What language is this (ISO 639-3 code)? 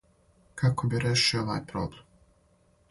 srp